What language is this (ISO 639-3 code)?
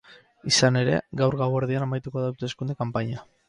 eus